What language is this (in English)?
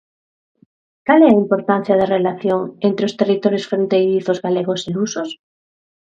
Galician